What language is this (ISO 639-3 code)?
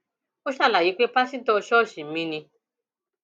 yor